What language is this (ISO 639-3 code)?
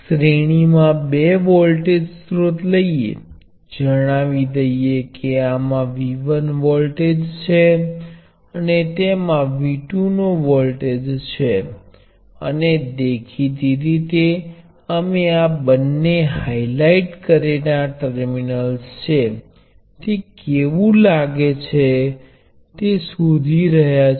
guj